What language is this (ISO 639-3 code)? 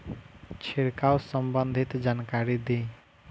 bho